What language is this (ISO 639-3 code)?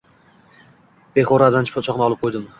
uzb